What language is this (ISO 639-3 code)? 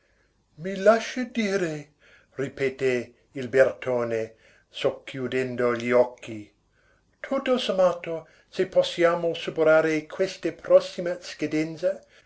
ita